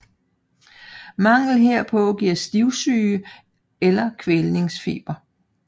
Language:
Danish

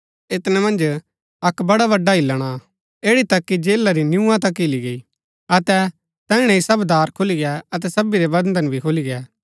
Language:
Gaddi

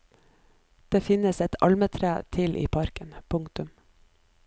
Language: Norwegian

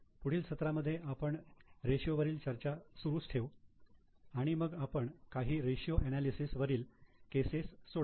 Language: Marathi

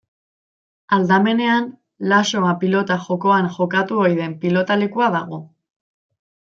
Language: Basque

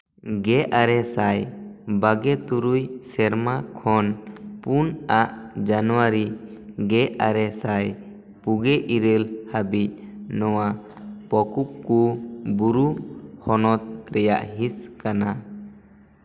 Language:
Santali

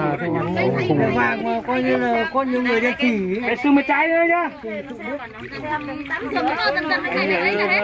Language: Vietnamese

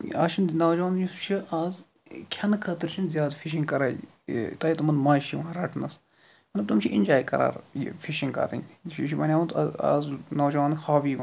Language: Kashmiri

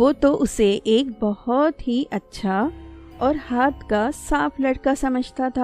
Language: Urdu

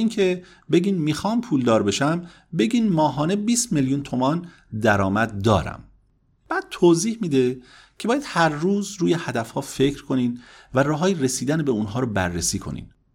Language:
Persian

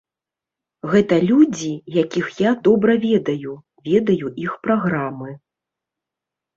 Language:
Belarusian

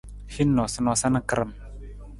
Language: Nawdm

